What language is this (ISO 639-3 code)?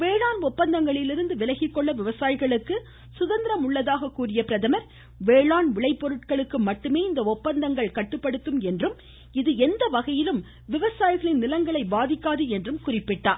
tam